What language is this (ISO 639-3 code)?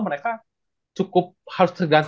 ind